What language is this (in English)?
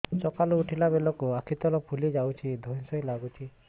Odia